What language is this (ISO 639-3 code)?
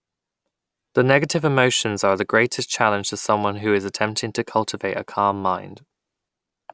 eng